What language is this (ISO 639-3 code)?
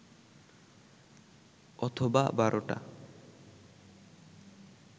ben